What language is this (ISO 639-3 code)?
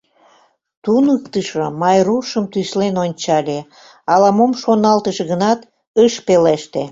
chm